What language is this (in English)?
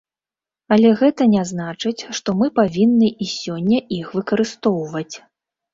Belarusian